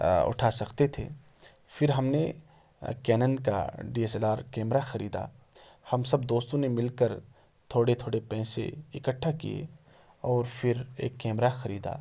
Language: Urdu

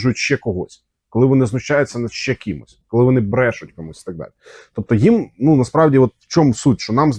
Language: Ukrainian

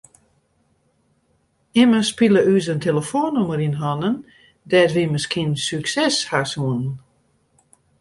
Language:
Western Frisian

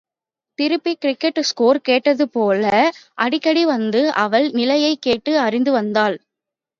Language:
Tamil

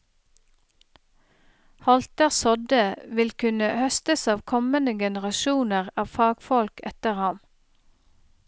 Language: Norwegian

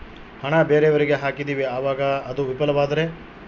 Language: Kannada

